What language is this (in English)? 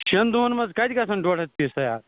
Kashmiri